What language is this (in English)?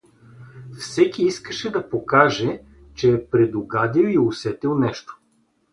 Bulgarian